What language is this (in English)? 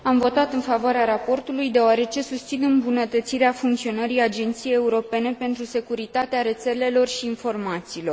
Romanian